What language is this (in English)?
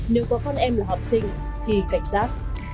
Vietnamese